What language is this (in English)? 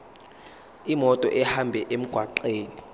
Zulu